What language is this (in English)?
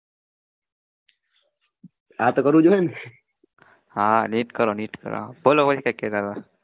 Gujarati